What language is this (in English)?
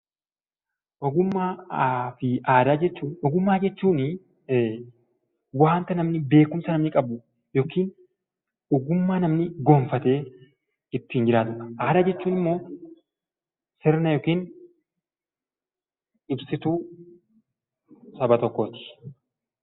Oromo